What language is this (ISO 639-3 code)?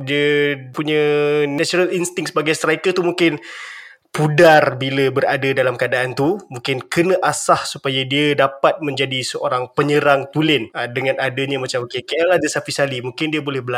msa